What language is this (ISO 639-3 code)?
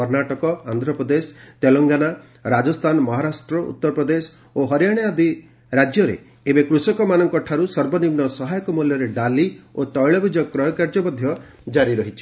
ori